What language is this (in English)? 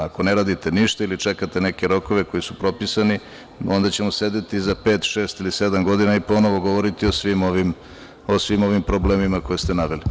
Serbian